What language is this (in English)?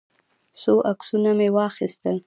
Pashto